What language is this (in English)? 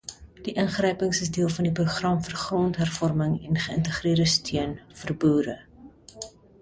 Afrikaans